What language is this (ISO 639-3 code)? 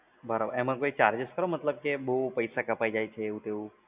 guj